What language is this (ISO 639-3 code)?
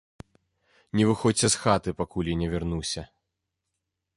bel